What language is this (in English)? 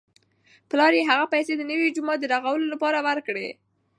Pashto